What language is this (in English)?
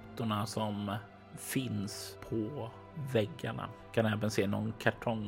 Swedish